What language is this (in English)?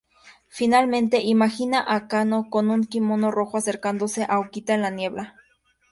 Spanish